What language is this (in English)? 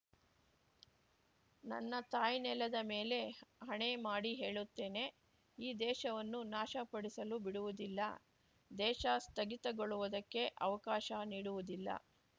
Kannada